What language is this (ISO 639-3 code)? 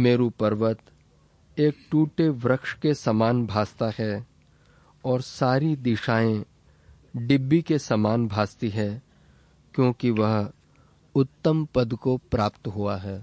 hin